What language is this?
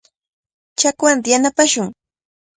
Cajatambo North Lima Quechua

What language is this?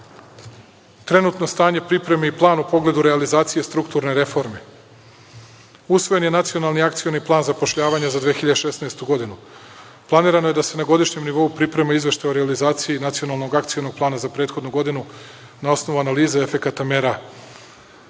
Serbian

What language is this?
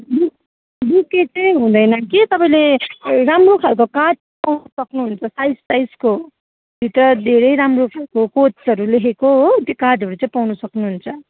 Nepali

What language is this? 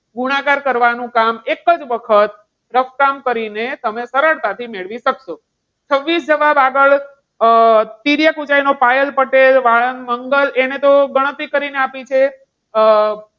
Gujarati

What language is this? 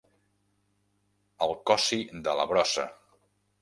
Catalan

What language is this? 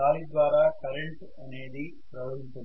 Telugu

